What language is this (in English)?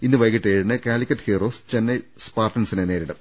Malayalam